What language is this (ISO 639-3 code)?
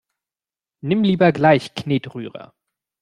deu